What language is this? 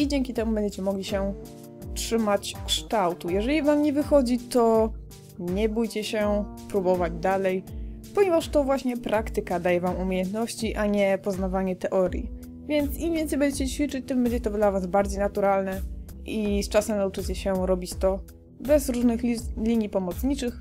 Polish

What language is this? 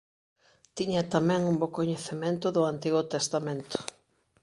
Galician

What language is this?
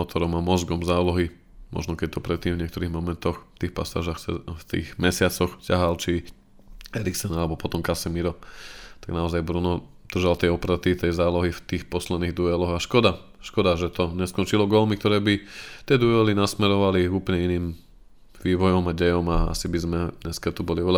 Slovak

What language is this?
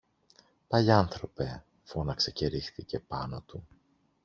Greek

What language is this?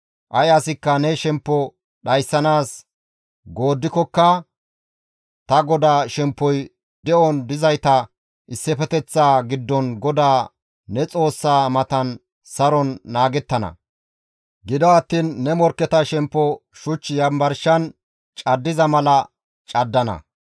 Gamo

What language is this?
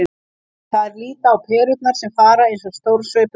Icelandic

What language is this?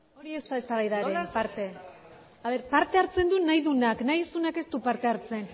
Basque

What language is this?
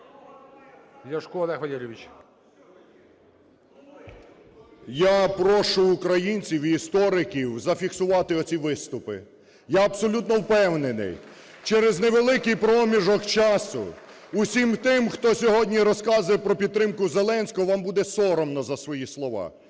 Ukrainian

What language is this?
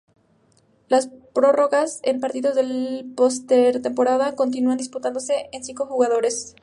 Spanish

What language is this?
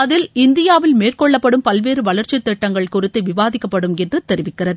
Tamil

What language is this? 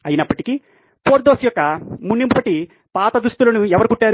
Telugu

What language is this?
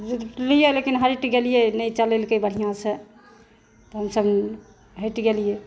Maithili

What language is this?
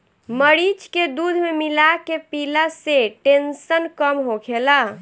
Bhojpuri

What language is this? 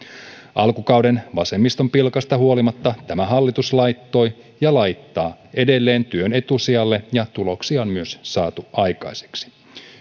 Finnish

